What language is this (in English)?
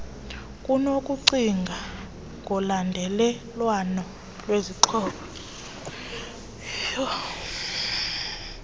Xhosa